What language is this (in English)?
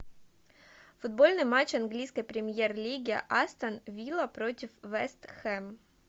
Russian